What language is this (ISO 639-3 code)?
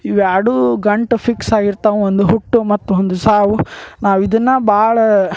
kan